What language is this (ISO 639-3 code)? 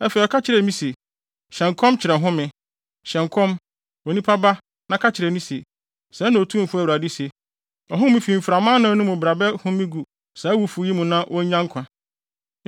aka